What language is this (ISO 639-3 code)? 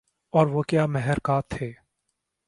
urd